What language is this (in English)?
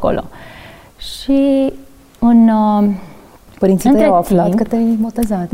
Romanian